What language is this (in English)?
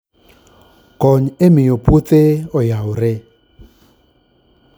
Luo (Kenya and Tanzania)